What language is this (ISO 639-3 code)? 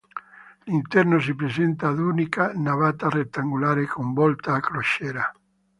ita